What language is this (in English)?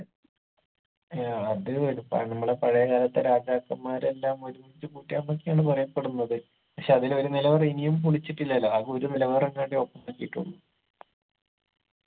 Malayalam